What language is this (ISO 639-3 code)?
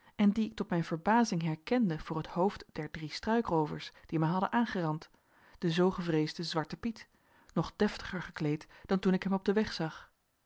nld